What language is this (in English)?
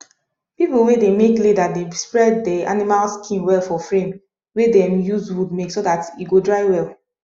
Nigerian Pidgin